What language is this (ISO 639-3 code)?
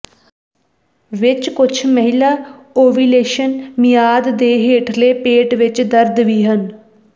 pan